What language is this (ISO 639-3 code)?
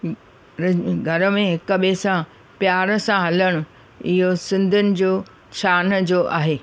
snd